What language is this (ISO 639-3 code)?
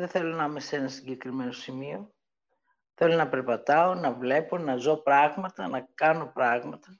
ell